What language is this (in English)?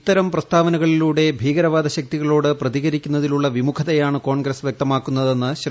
Malayalam